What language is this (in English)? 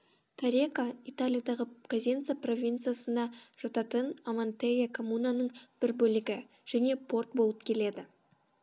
Kazakh